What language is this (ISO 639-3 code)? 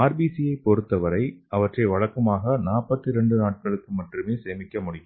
tam